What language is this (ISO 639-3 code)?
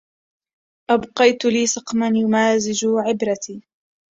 ara